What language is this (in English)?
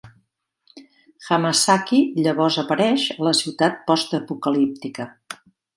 Catalan